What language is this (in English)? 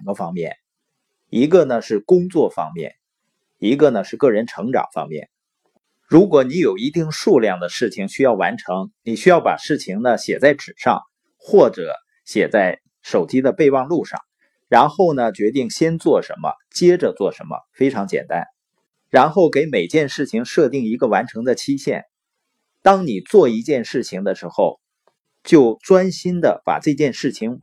Chinese